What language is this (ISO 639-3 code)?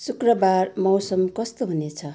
nep